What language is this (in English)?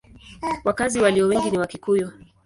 Swahili